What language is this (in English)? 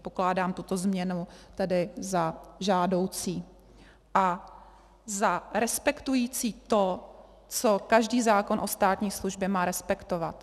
Czech